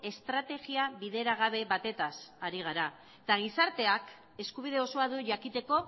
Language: Basque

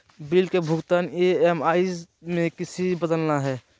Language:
Magahi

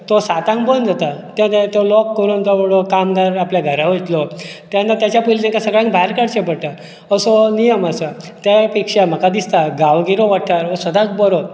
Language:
Konkani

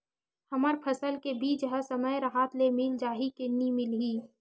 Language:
Chhattisgarhi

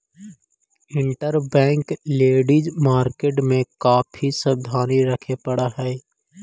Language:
Magahi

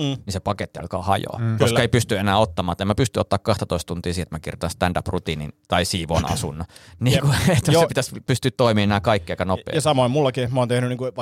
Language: Finnish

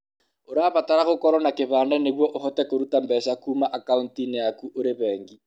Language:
Kikuyu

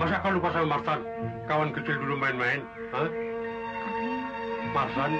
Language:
Indonesian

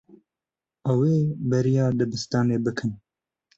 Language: Kurdish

